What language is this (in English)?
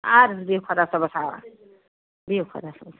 Kashmiri